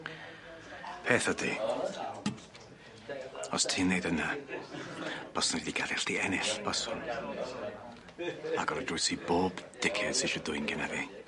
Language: Welsh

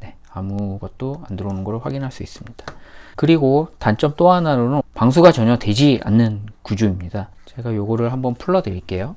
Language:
Korean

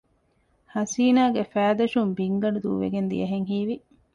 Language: Divehi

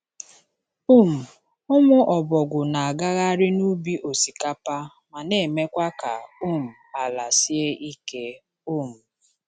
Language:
Igbo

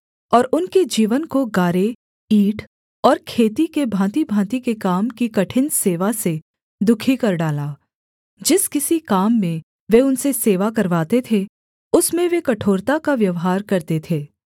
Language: Hindi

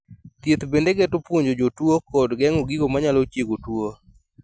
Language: Luo (Kenya and Tanzania)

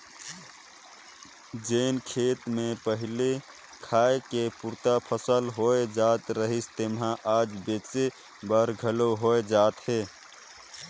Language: Chhattisgarhi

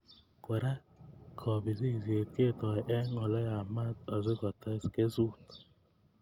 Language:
Kalenjin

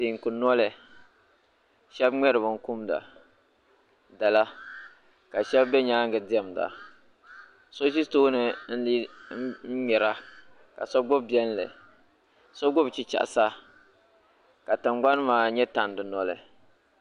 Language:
Dagbani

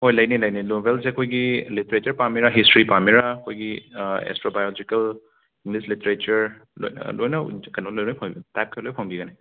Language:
Manipuri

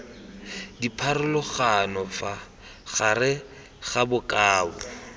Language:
Tswana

